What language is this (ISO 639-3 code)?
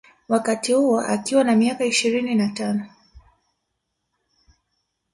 swa